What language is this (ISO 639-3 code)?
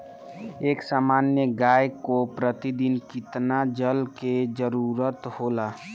bho